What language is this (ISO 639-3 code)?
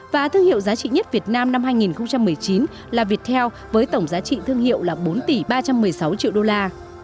vie